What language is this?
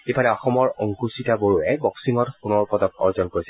Assamese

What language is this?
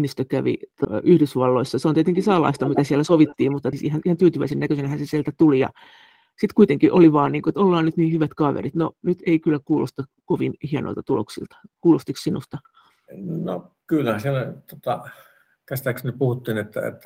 Finnish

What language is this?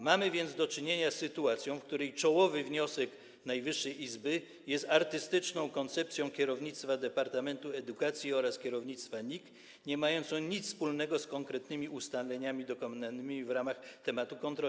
Polish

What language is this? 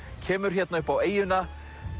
Icelandic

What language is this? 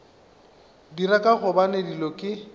Northern Sotho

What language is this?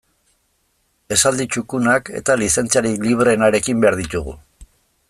Basque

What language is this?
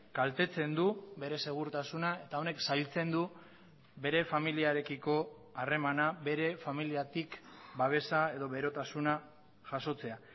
Basque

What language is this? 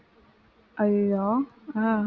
Tamil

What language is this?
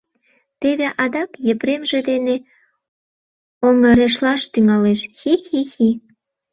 Mari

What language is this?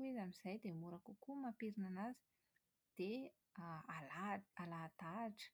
Malagasy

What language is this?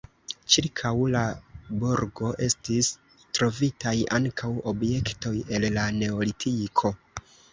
Esperanto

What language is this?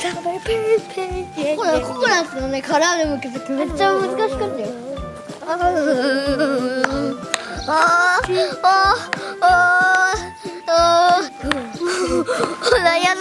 Japanese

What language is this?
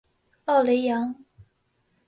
Chinese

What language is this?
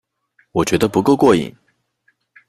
Chinese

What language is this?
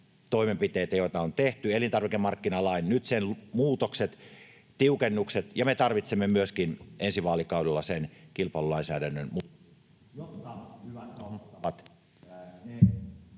Finnish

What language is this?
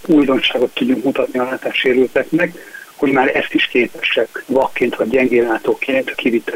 Hungarian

